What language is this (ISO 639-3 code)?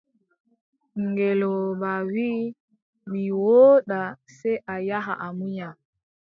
fub